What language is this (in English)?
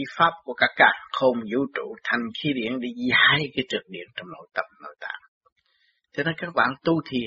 Vietnamese